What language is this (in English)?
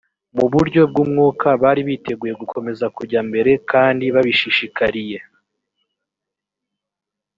Kinyarwanda